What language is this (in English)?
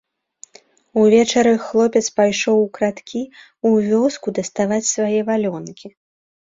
Belarusian